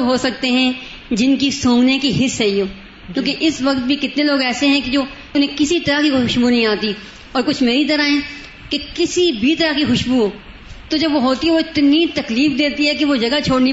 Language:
Urdu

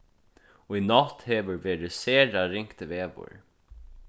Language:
Faroese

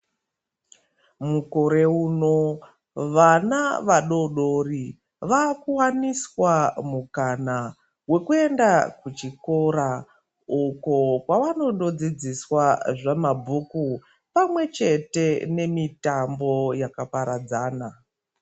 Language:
Ndau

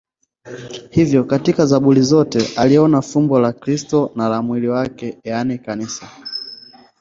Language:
Swahili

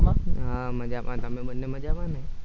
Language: Gujarati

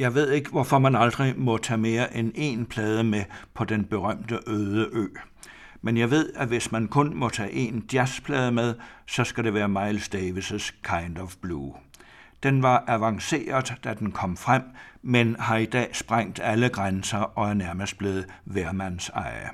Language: Danish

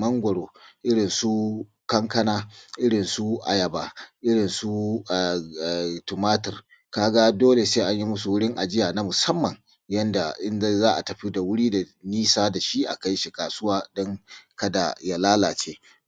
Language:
Hausa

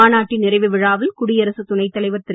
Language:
Tamil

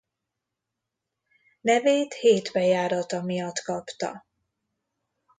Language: Hungarian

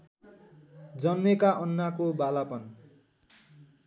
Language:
Nepali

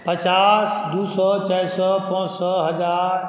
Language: Maithili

